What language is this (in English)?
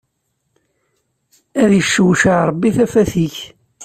Kabyle